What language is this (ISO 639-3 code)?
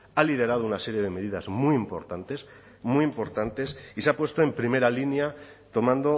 spa